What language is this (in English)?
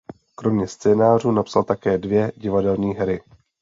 Czech